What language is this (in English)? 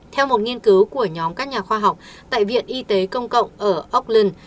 Vietnamese